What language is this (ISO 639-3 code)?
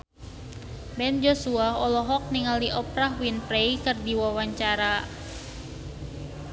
sun